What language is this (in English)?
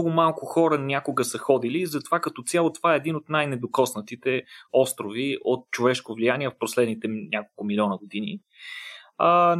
Bulgarian